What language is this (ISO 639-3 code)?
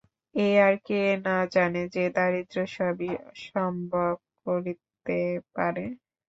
ben